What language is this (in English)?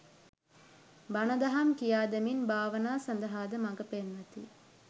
Sinhala